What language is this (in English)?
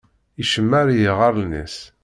Kabyle